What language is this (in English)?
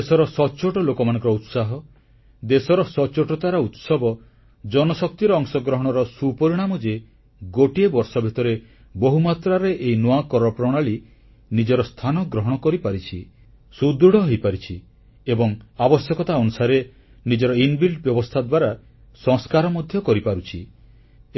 Odia